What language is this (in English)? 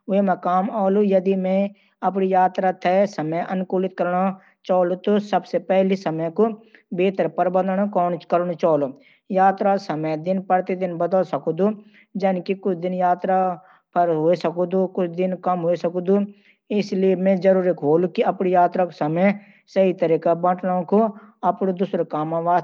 Garhwali